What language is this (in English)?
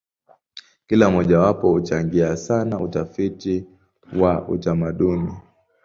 Swahili